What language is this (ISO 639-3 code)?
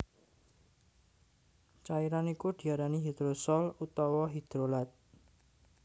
jav